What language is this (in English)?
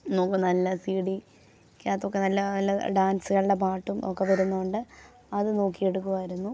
Malayalam